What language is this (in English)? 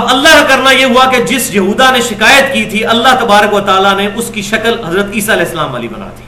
Urdu